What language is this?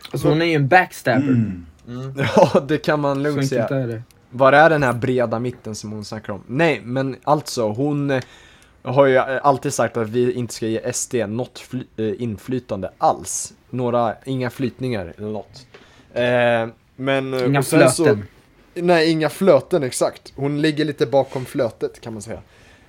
Swedish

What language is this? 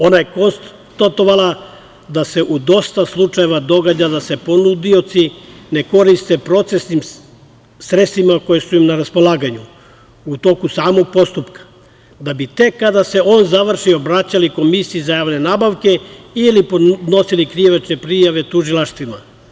Serbian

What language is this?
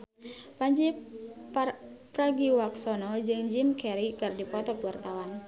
Sundanese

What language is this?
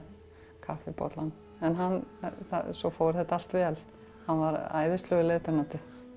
Icelandic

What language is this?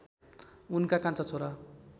Nepali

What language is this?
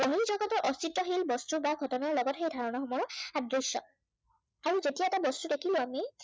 Assamese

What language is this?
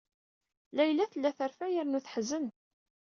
Kabyle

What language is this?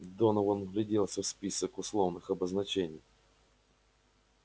Russian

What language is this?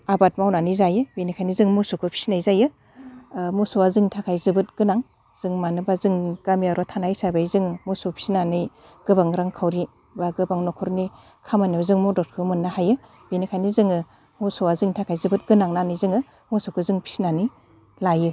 Bodo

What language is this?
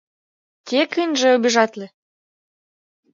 Mari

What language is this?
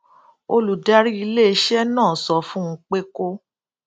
Yoruba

